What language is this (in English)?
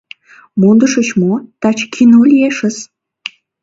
Mari